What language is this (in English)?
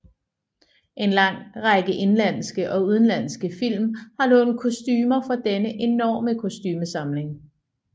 Danish